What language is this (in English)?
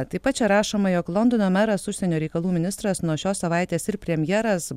Lithuanian